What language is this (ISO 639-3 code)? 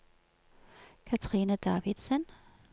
nor